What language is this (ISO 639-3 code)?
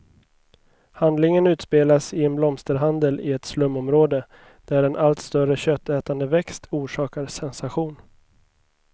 swe